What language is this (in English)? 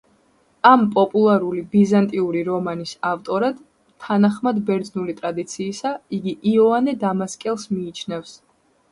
Georgian